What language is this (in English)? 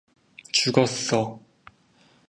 Korean